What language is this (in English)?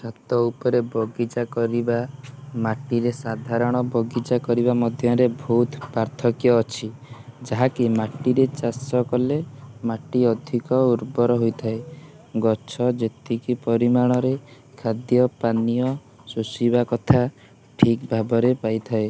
Odia